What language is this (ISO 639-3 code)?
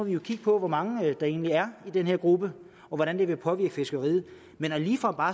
dan